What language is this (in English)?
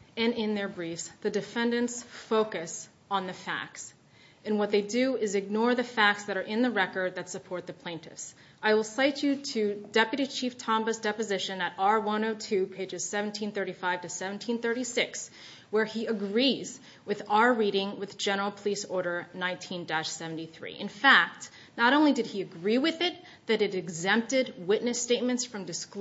English